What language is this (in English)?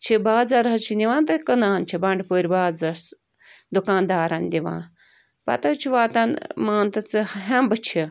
Kashmiri